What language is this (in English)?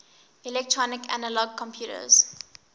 English